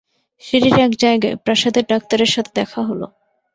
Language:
Bangla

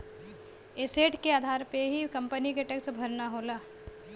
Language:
Bhojpuri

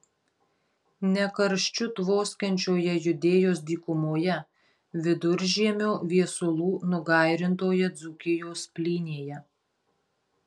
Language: Lithuanian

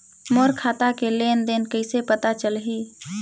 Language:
Chhattisgarhi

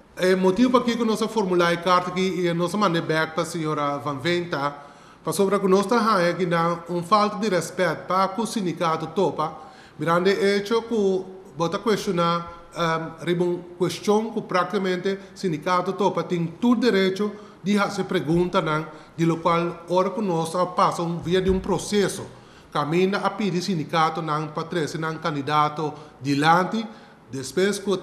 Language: Dutch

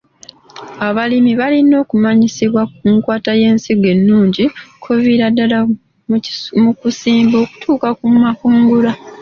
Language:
Ganda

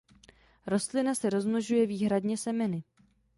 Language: Czech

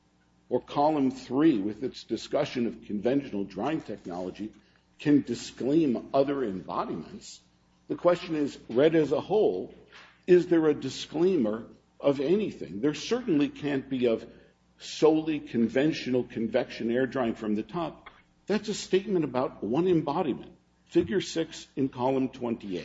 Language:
English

